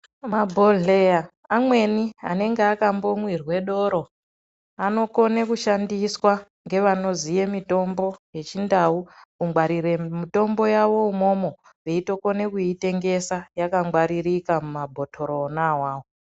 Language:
Ndau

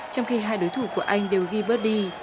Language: Vietnamese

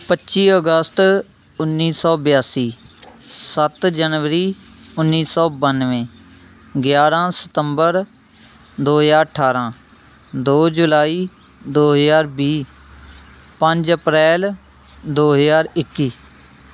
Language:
Punjabi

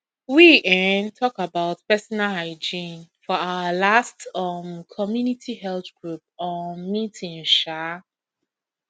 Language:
Nigerian Pidgin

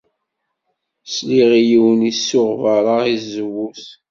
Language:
Kabyle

